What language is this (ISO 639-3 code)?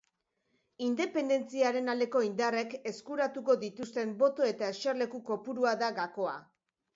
eus